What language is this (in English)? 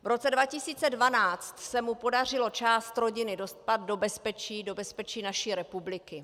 Czech